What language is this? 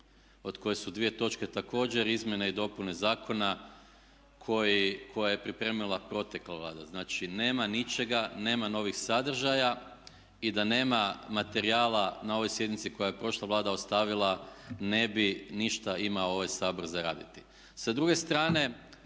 Croatian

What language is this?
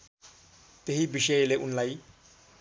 Nepali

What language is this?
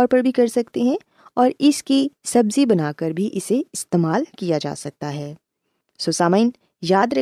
Urdu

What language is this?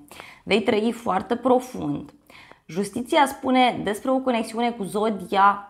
Romanian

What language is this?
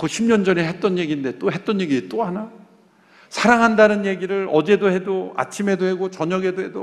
Korean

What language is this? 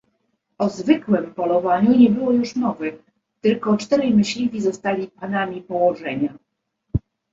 Polish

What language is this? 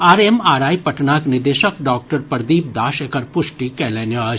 Maithili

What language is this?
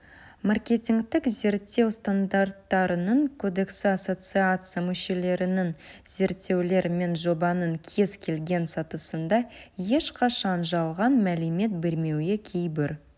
Kazakh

